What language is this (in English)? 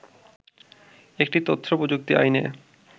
Bangla